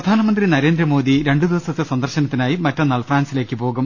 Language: Malayalam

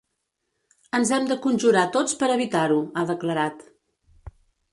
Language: Catalan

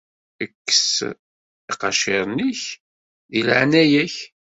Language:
Kabyle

